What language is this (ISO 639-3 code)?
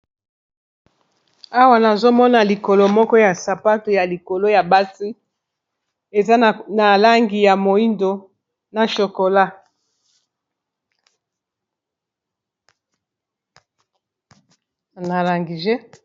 lin